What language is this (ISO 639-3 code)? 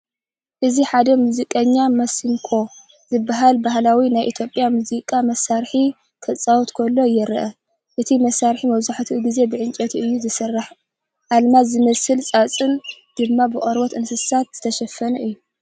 tir